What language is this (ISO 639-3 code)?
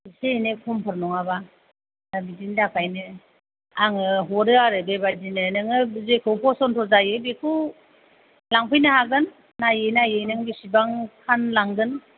brx